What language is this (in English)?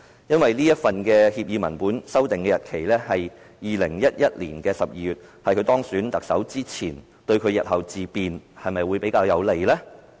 Cantonese